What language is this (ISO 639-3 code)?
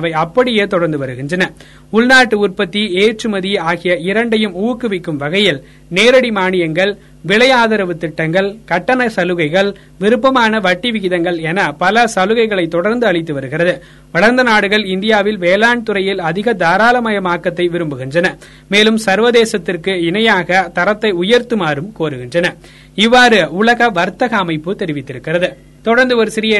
tam